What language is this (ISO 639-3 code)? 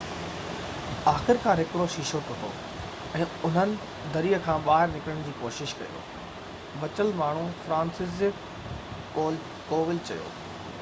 snd